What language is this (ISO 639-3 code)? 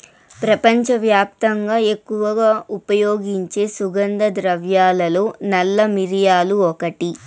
tel